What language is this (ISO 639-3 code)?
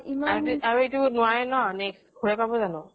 asm